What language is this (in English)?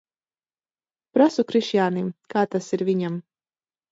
Latvian